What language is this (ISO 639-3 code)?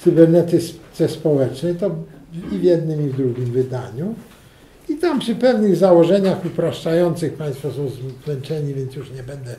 pol